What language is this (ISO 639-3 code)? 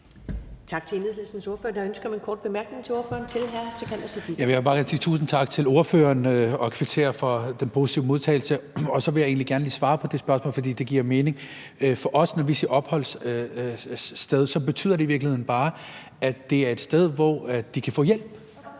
dan